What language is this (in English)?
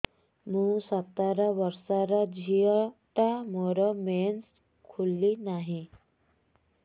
Odia